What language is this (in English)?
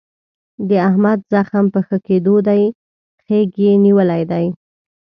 Pashto